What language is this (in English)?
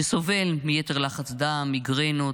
Hebrew